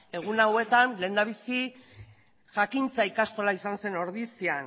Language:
Basque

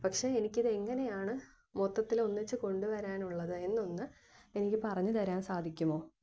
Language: Malayalam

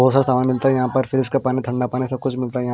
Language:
Hindi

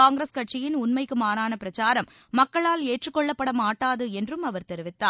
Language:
Tamil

